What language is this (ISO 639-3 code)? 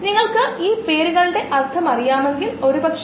mal